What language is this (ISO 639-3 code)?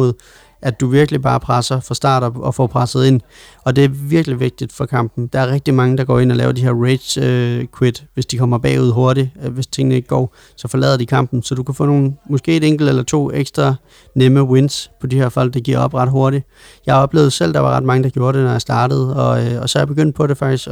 dan